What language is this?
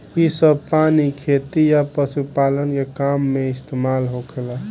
Bhojpuri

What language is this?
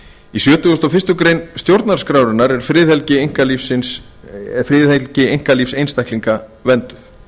Icelandic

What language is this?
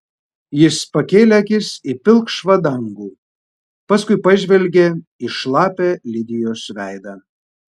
Lithuanian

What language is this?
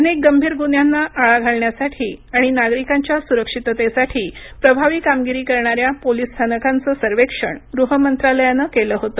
Marathi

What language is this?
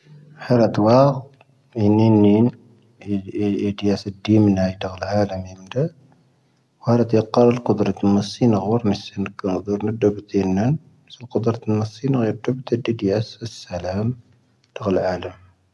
Tahaggart Tamahaq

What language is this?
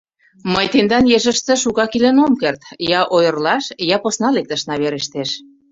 Mari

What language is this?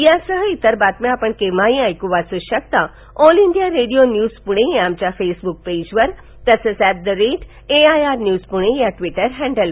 Marathi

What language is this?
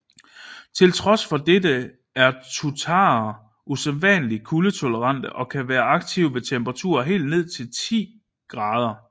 Danish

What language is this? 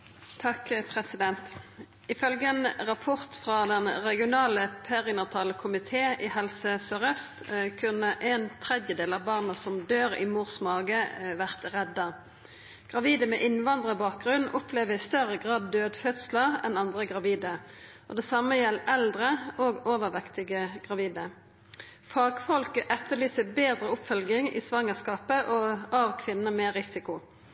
Norwegian Nynorsk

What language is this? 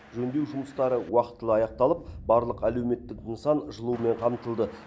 Kazakh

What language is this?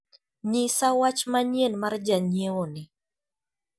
Luo (Kenya and Tanzania)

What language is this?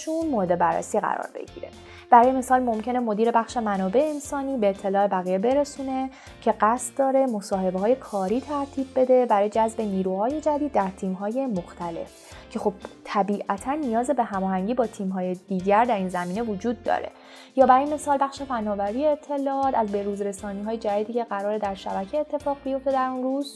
Persian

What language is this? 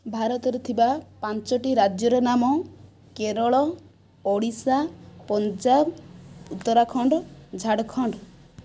Odia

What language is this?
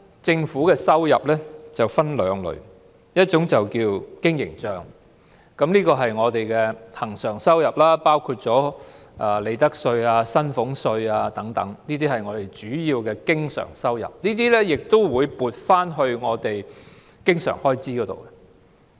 Cantonese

